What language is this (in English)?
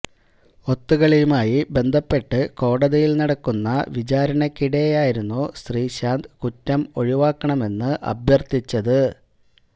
Malayalam